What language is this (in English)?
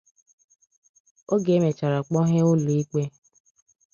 Igbo